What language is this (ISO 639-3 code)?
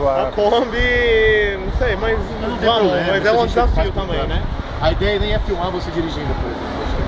por